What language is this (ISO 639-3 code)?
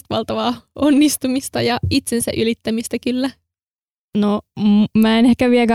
fin